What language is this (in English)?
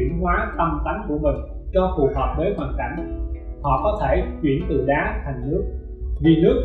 Vietnamese